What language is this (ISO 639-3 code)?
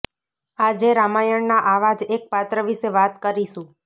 guj